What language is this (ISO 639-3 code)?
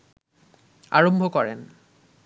ben